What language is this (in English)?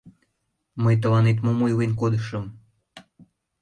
Mari